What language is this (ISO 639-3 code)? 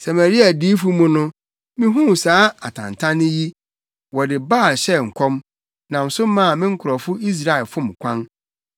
aka